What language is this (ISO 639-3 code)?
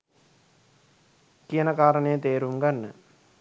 sin